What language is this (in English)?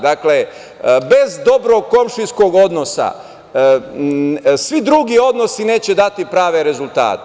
Serbian